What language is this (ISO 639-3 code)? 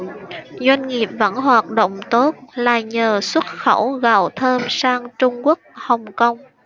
vie